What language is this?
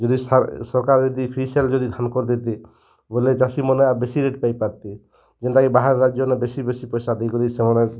Odia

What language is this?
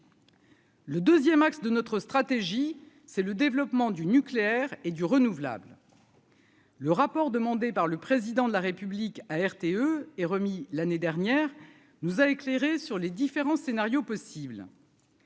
French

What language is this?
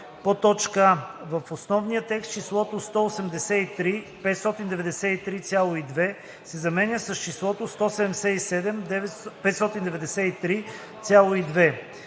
Bulgarian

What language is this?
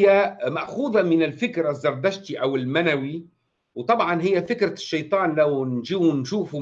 Arabic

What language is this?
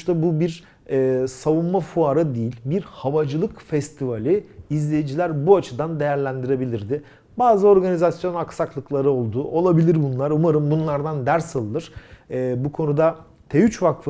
Turkish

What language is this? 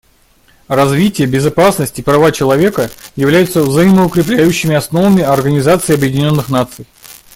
Russian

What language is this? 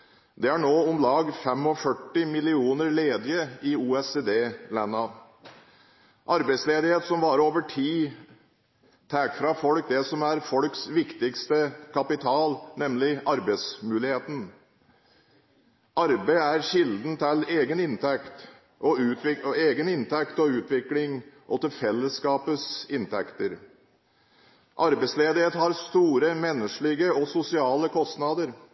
Norwegian Bokmål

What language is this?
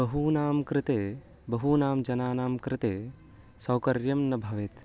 Sanskrit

